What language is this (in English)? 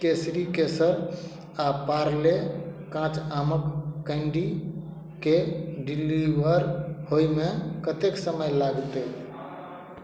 Maithili